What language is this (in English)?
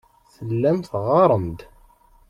Kabyle